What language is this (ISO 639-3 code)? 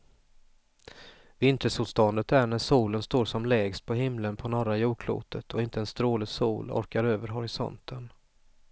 swe